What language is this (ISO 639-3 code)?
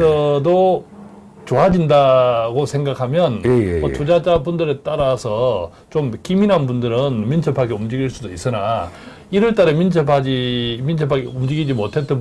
kor